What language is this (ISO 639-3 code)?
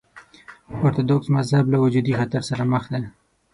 pus